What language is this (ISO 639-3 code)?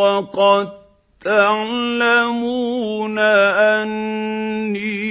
ara